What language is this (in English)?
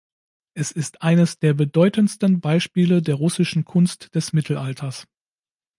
German